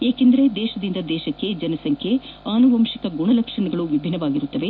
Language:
Kannada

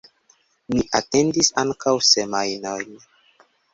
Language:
Esperanto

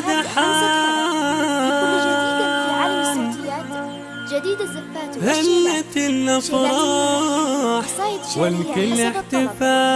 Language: Arabic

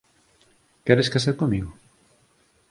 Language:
Galician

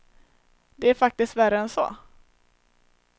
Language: Swedish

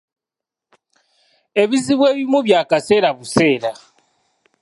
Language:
Ganda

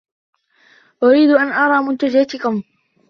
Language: Arabic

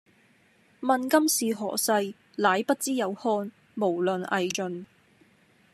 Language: Cantonese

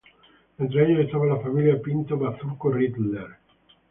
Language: Spanish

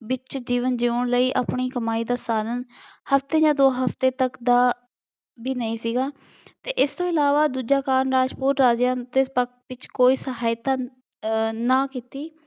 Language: Punjabi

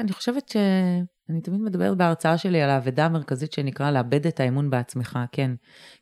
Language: Hebrew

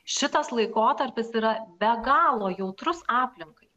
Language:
Lithuanian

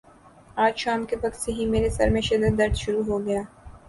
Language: Urdu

